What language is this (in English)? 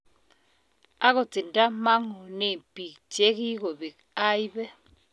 Kalenjin